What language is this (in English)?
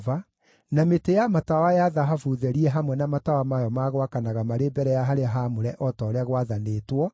Kikuyu